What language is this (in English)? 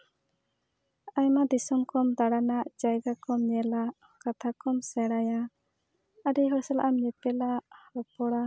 Santali